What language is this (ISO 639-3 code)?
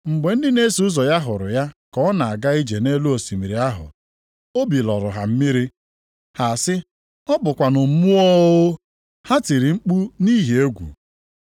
ibo